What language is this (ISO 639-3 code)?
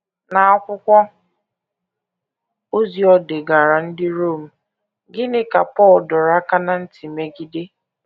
ibo